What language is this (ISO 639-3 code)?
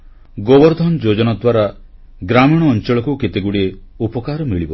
ori